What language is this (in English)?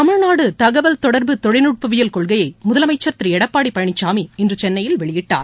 Tamil